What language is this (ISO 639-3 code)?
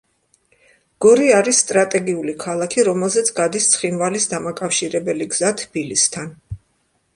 kat